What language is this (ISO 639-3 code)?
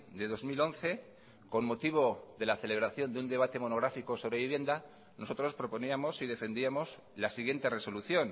spa